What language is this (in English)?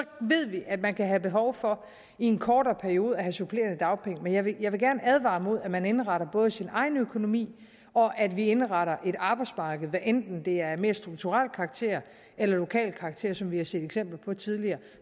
Danish